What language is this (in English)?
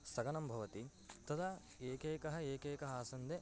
Sanskrit